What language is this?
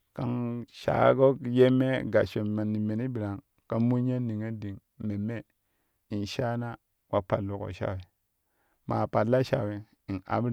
Kushi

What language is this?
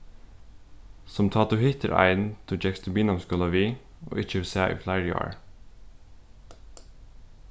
Faroese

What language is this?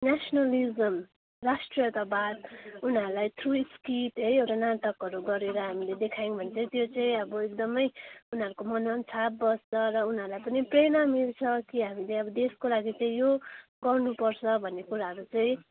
Nepali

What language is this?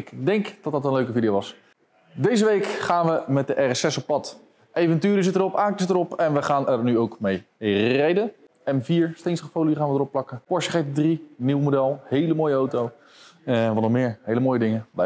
Dutch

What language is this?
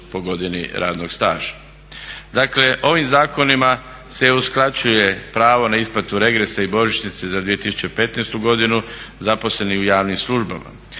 Croatian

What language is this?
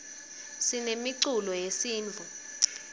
Swati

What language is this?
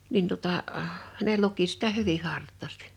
Finnish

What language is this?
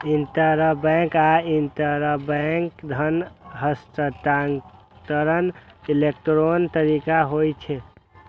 Maithili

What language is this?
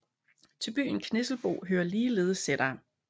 Danish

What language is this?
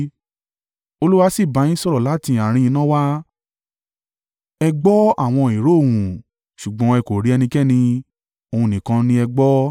Yoruba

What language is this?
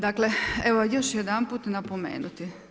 Croatian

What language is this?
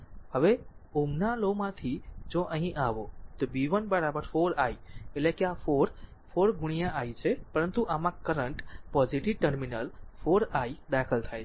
Gujarati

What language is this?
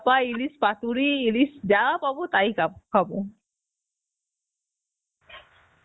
Bangla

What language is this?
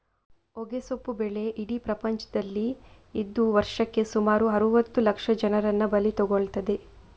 Kannada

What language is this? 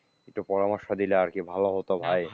Bangla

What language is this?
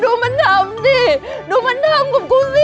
Thai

